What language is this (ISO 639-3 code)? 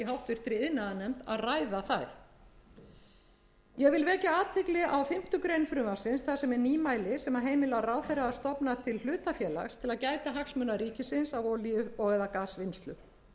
isl